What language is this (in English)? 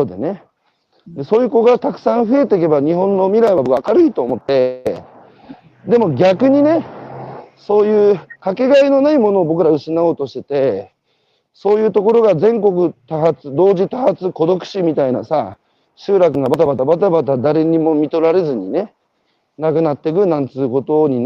Japanese